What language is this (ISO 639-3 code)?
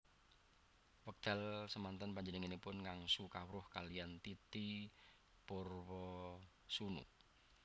jav